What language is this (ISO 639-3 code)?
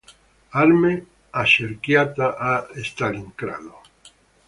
ita